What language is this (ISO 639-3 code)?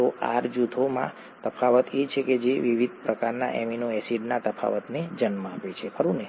guj